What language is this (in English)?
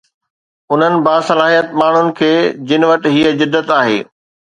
Sindhi